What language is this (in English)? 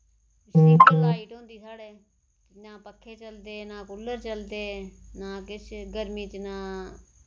Dogri